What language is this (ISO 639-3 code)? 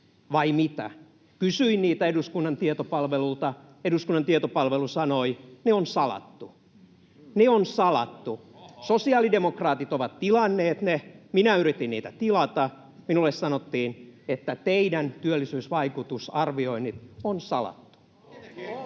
fin